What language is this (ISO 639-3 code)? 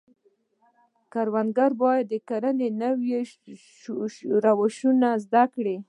pus